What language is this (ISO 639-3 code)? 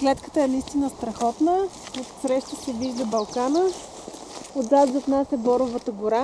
bul